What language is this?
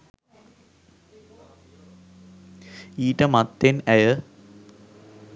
Sinhala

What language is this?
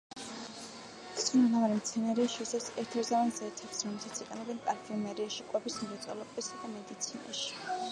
Georgian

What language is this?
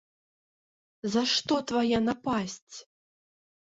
Belarusian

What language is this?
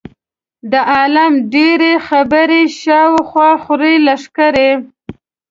Pashto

